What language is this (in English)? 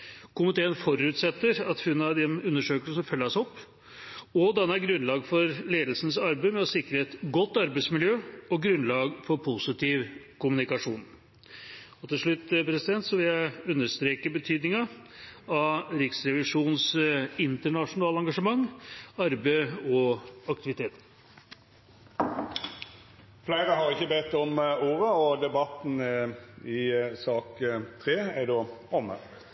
Norwegian